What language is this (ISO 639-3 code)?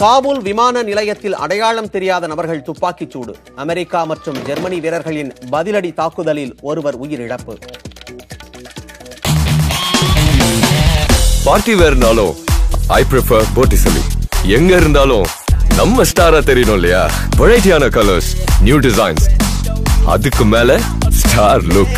tam